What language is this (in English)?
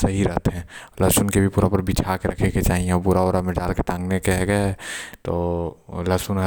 Korwa